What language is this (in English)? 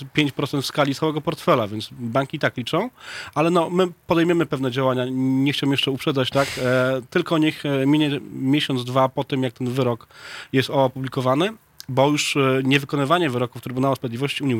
Polish